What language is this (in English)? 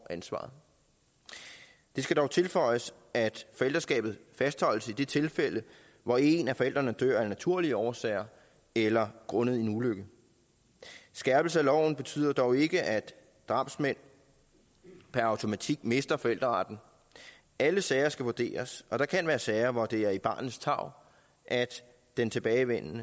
Danish